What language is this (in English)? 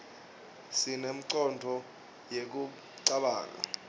Swati